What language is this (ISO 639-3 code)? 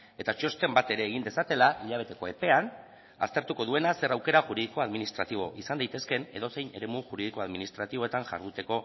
eus